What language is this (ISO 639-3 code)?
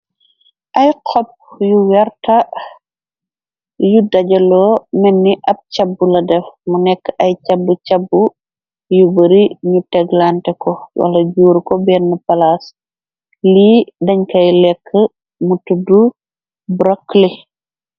wol